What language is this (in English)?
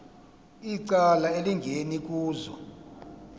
Xhosa